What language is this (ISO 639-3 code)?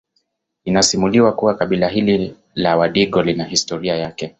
swa